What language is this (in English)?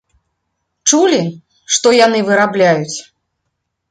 Belarusian